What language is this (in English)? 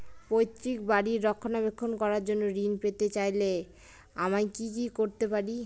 Bangla